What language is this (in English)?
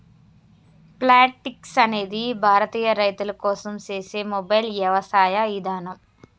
Telugu